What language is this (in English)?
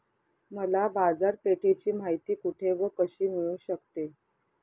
Marathi